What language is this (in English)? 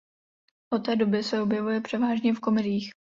Czech